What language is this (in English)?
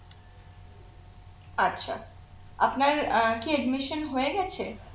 Bangla